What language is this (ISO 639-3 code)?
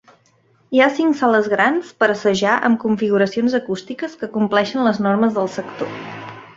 cat